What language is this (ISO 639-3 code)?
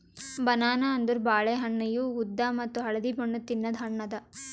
kan